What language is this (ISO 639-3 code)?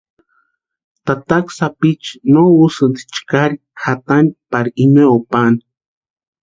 pua